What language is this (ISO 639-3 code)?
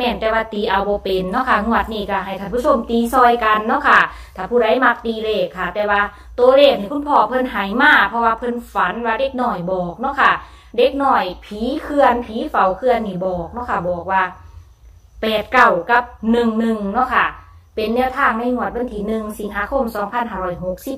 tha